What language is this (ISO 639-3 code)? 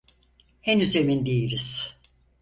tur